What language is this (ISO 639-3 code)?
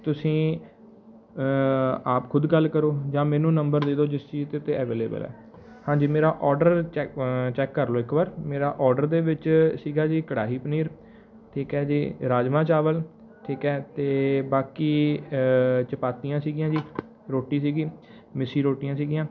pan